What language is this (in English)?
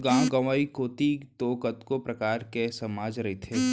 Chhattisgarhi